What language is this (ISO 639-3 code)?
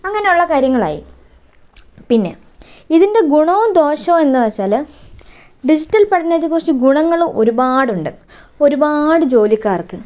mal